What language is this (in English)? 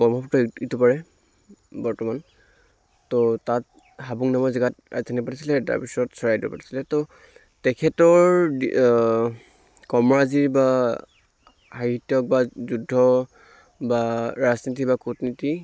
Assamese